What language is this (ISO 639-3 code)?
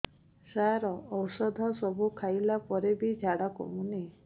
ori